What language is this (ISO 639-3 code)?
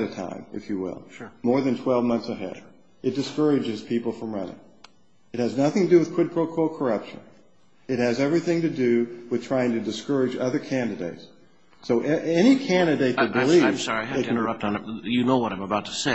eng